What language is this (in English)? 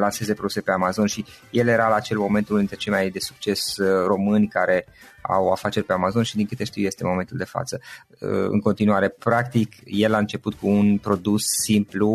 Romanian